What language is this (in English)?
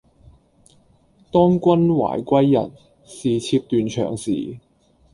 Cantonese